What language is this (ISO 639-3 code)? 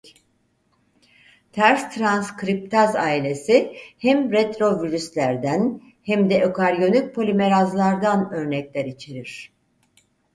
tur